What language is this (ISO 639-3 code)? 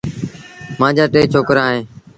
sbn